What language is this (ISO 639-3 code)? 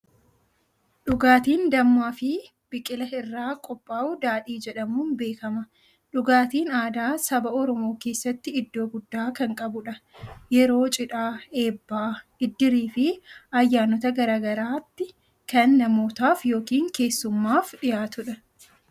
orm